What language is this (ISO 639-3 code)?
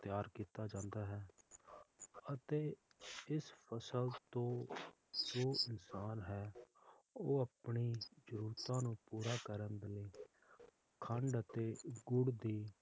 pan